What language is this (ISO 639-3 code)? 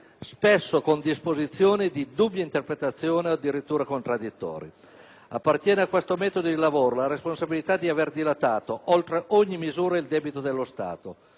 ita